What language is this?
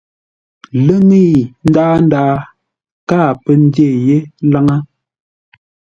Ngombale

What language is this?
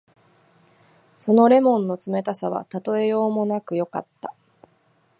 Japanese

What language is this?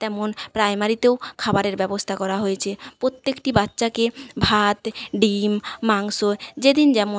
Bangla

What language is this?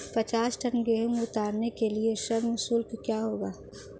Hindi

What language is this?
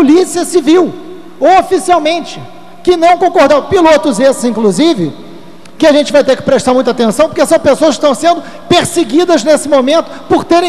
Portuguese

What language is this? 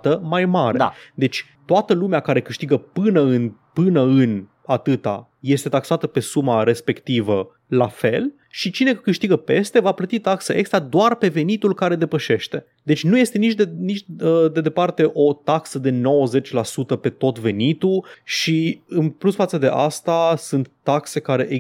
Romanian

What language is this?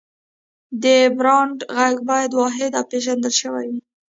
Pashto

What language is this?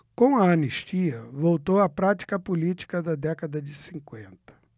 Portuguese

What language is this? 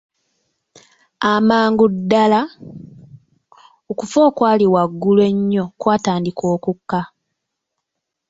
Ganda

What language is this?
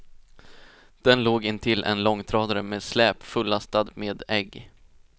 Swedish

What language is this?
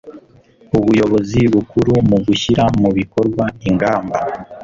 Kinyarwanda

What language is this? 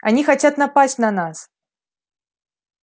Russian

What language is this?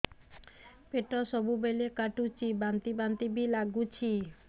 Odia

